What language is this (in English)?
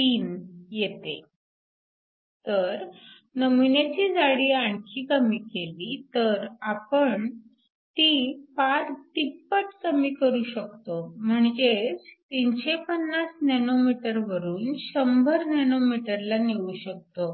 Marathi